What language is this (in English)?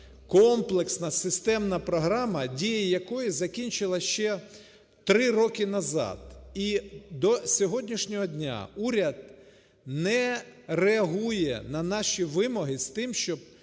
Ukrainian